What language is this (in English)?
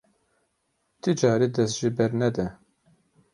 Kurdish